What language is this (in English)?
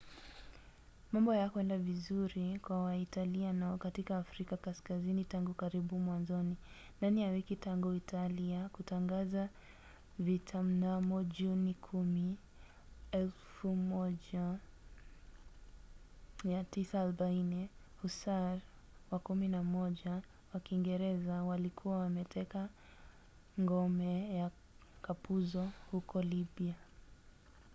Swahili